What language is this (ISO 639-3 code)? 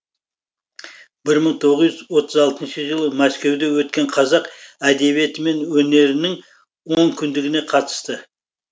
kaz